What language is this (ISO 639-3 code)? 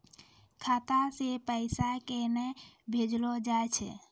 mai